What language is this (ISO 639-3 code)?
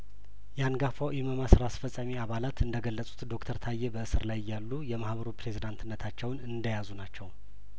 amh